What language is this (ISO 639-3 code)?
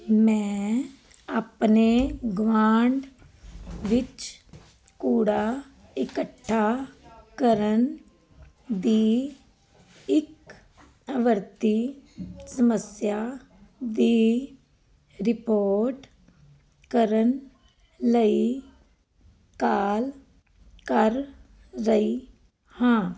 pan